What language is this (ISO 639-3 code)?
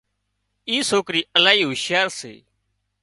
kxp